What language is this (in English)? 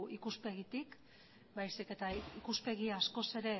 Basque